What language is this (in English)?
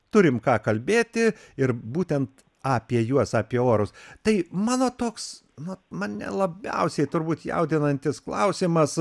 Lithuanian